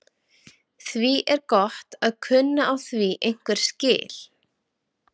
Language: Icelandic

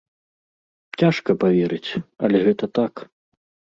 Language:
Belarusian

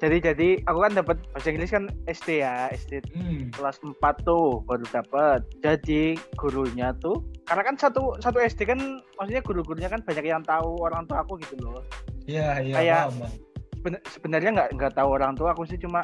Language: Indonesian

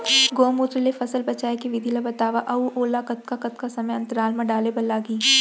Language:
Chhattisgarhi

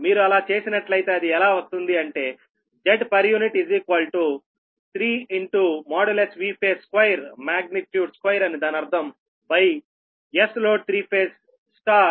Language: Telugu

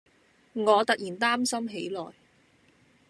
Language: Cantonese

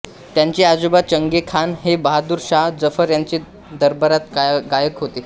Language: Marathi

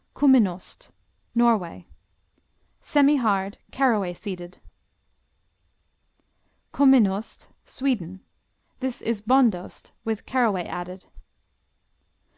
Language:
English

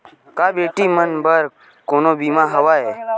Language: Chhattisgarhi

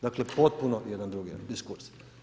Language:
Croatian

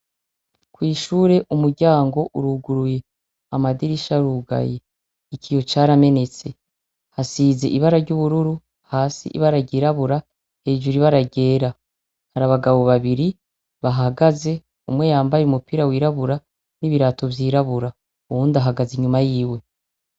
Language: Rundi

